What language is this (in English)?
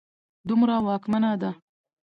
Pashto